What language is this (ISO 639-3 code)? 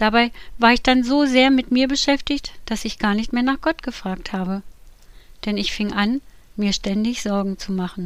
deu